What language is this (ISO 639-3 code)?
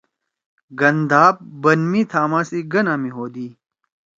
trw